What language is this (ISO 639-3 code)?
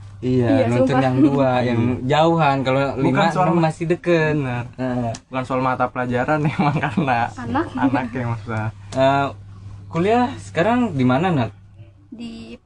ind